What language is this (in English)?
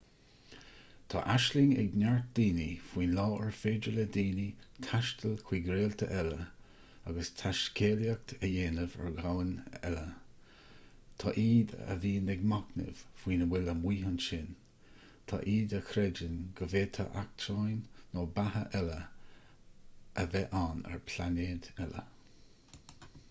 Irish